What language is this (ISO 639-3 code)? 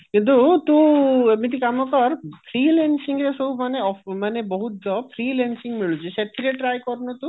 ori